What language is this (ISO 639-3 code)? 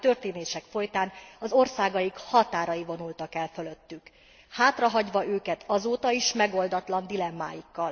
hun